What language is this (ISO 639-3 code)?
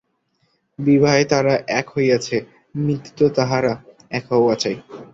ben